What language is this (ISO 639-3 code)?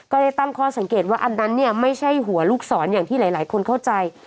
tha